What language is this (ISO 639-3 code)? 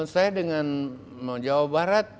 ind